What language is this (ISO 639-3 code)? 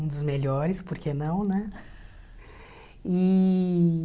por